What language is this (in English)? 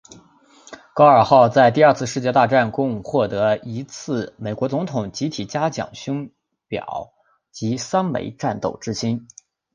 Chinese